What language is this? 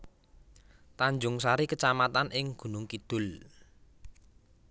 Javanese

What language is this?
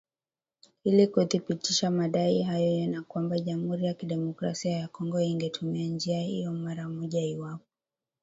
Swahili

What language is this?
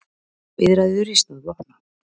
Icelandic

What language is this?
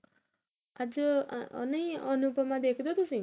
Punjabi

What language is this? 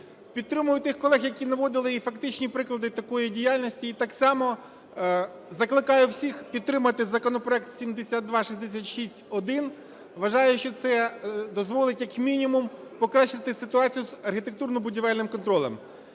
Ukrainian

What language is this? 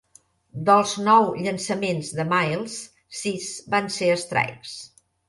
Catalan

